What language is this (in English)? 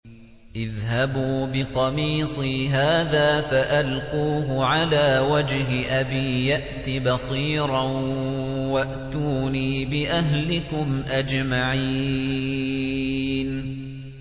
Arabic